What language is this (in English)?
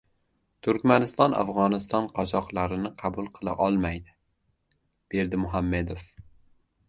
Uzbek